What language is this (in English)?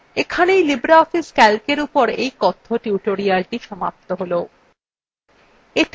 Bangla